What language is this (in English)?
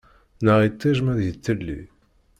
Kabyle